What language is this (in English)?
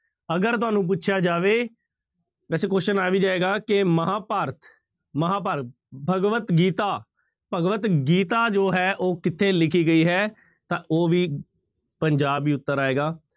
Punjabi